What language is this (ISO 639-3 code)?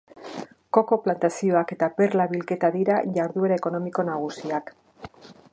eus